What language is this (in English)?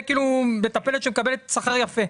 Hebrew